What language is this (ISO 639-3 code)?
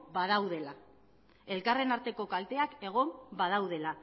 eus